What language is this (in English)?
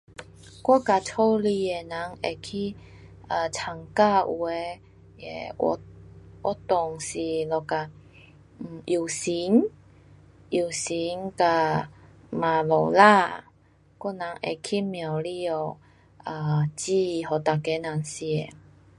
Pu-Xian Chinese